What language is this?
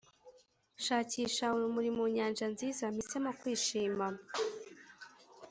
Kinyarwanda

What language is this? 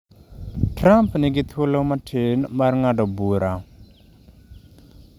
Luo (Kenya and Tanzania)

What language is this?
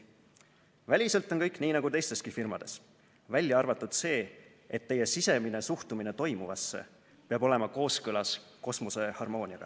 Estonian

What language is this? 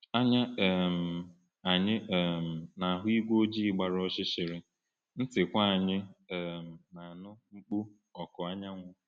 Igbo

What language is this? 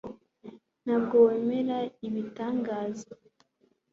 Kinyarwanda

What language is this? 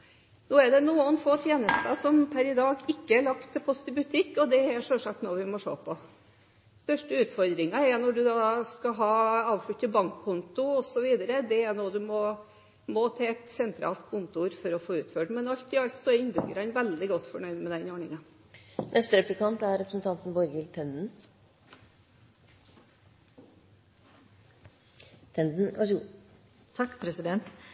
Norwegian Bokmål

